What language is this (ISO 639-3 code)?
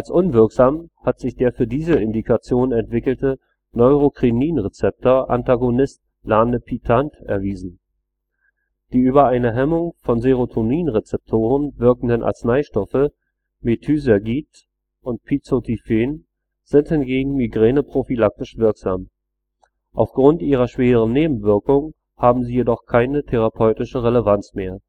deu